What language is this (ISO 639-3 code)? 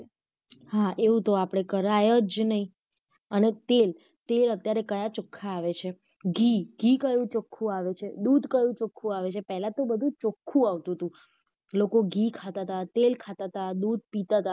guj